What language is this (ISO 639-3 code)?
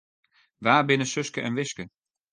fry